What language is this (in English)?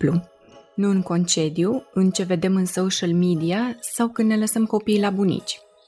Romanian